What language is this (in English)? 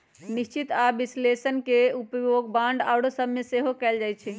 Magahi